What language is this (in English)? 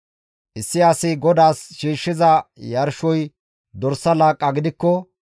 Gamo